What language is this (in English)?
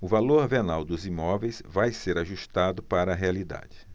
Portuguese